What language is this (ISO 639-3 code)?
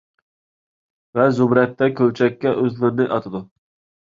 uig